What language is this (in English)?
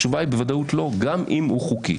Hebrew